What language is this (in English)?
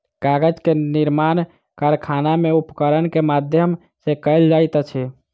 Maithili